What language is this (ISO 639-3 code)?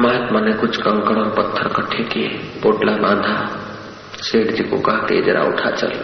hin